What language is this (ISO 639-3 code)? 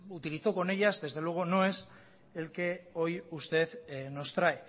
spa